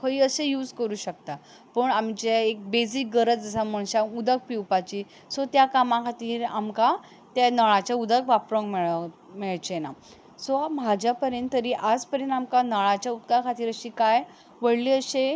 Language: Konkani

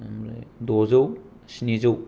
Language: Bodo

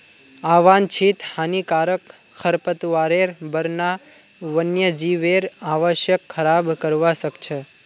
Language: Magahi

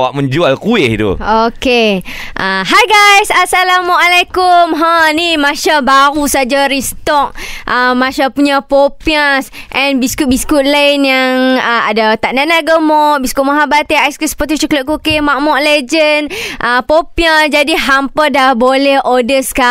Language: Malay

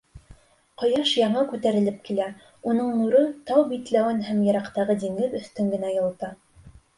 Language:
Bashkir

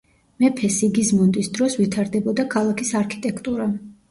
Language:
Georgian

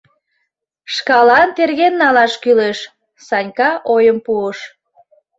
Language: Mari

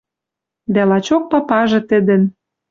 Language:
Western Mari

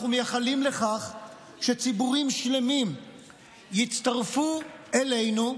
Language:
Hebrew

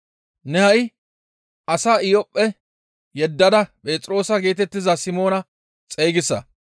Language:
Gamo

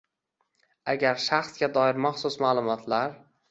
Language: Uzbek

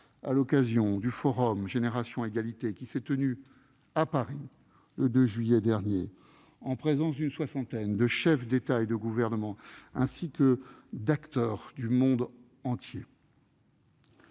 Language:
French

